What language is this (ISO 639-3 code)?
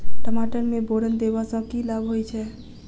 mai